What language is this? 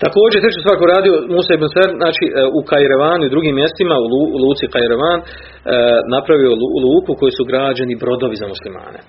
Croatian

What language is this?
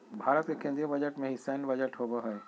Magahi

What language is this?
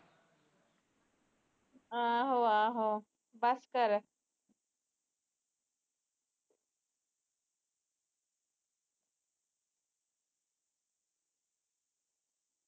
Punjabi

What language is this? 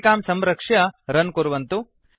Sanskrit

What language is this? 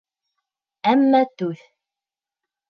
Bashkir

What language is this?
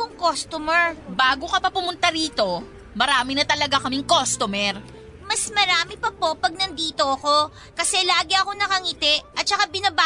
Filipino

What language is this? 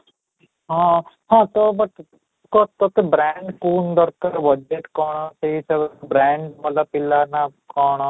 Odia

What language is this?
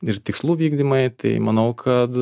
Lithuanian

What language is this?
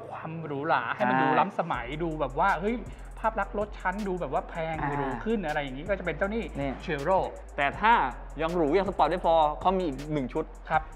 Thai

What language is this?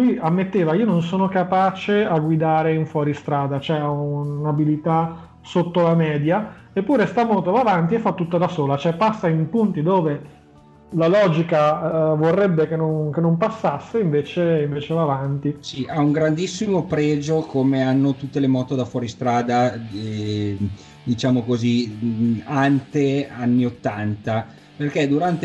Italian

